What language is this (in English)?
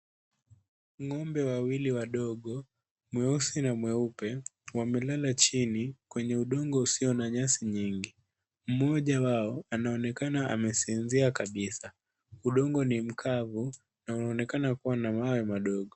Swahili